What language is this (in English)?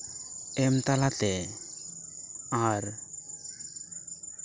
Santali